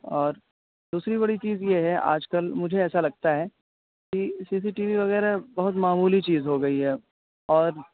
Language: Urdu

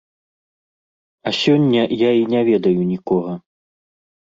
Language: Belarusian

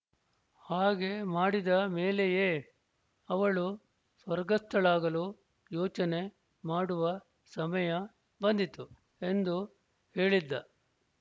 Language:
Kannada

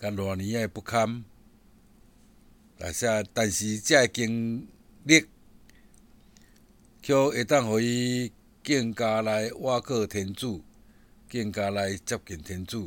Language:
Chinese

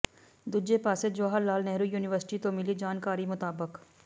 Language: Punjabi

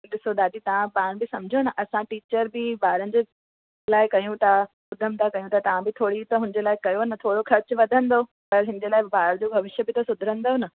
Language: Sindhi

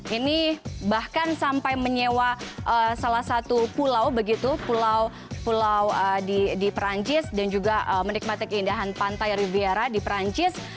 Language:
Indonesian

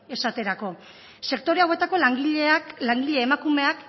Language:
Basque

